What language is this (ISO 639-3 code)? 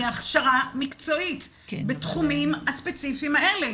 heb